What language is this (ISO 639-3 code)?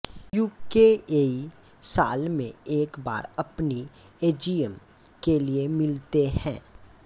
hin